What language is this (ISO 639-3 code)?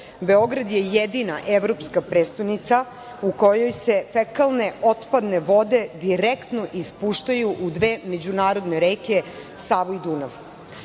srp